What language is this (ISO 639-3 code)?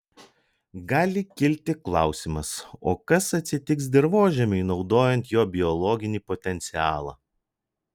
lit